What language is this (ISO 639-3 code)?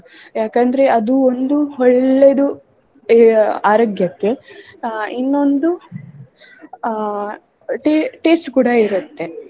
kan